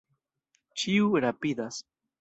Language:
Esperanto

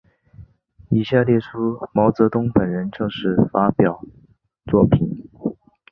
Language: Chinese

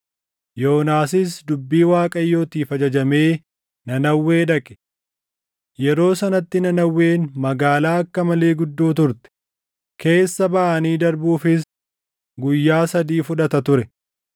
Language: Oromo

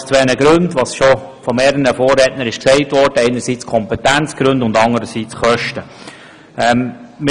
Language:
Swiss German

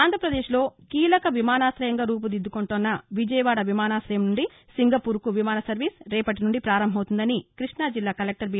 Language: Telugu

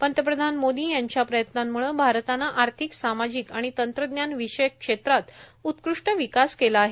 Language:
Marathi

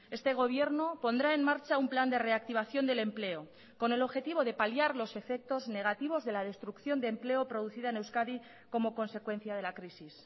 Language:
Spanish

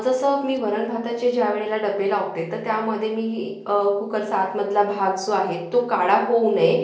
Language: Marathi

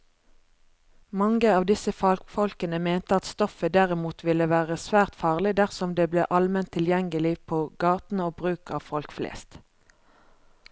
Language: Norwegian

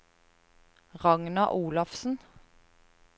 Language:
Norwegian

